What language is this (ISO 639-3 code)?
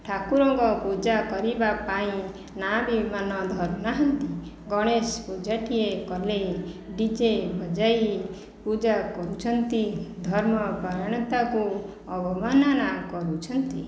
ori